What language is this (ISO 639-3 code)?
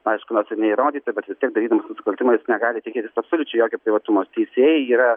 lit